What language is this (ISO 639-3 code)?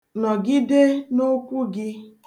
ibo